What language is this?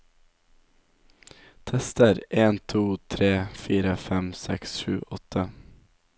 Norwegian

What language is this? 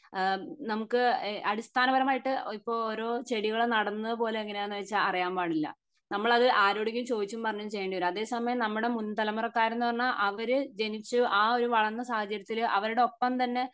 Malayalam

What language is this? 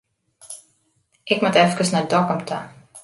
Western Frisian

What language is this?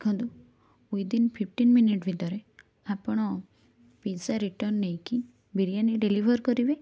Odia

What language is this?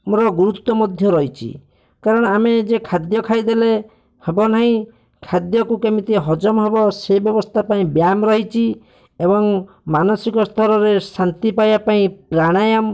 Odia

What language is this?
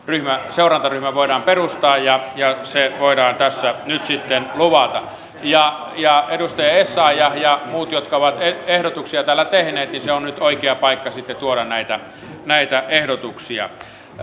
Finnish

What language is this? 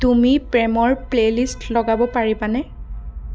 Assamese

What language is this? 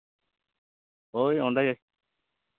Santali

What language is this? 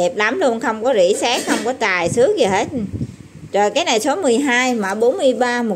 Vietnamese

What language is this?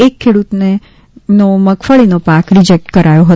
Gujarati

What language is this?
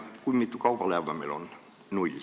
Estonian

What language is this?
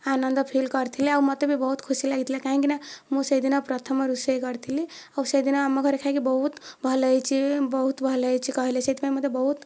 Odia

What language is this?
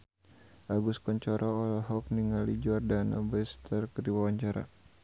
Sundanese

